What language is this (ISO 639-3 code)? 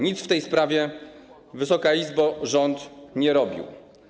pol